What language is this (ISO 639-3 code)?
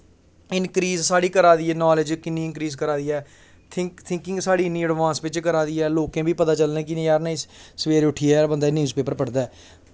doi